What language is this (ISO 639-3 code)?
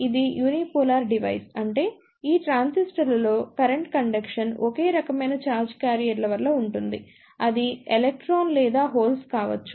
tel